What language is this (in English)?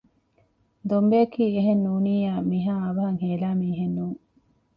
Divehi